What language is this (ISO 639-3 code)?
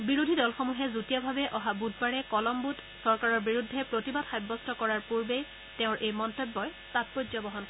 asm